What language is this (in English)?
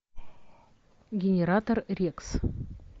Russian